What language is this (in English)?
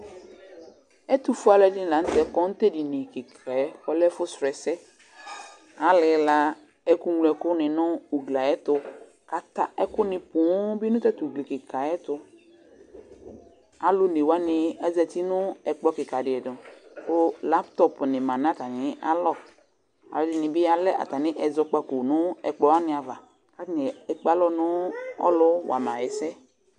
Ikposo